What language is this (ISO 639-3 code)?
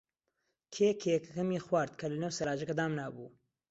ckb